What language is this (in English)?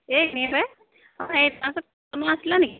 Assamese